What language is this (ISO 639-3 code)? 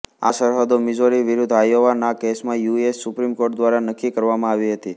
guj